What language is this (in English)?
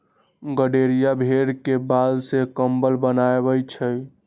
Magahi